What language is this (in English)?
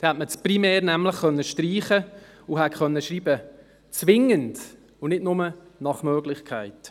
Swiss German